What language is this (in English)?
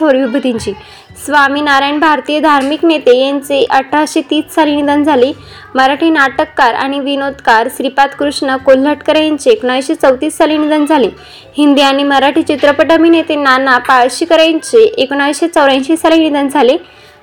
Marathi